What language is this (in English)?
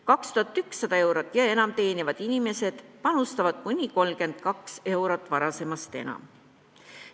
Estonian